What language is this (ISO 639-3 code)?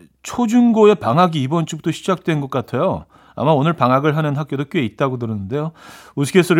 kor